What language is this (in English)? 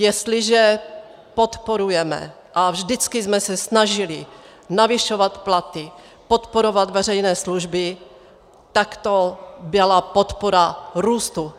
Czech